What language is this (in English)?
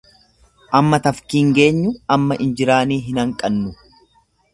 Oromo